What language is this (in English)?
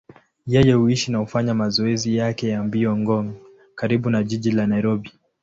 Swahili